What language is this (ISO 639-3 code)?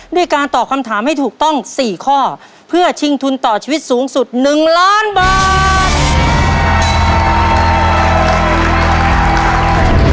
tha